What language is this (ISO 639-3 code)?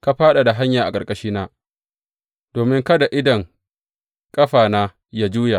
hau